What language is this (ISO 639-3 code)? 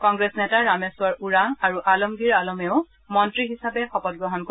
asm